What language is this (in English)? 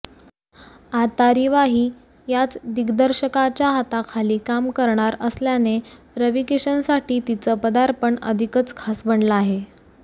Marathi